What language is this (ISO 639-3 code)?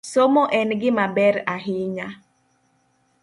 luo